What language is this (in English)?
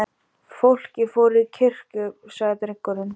Icelandic